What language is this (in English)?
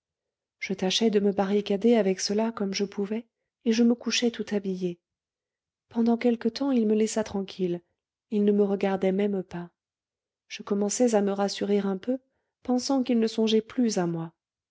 French